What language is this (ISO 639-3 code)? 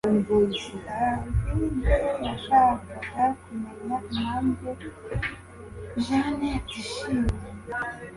kin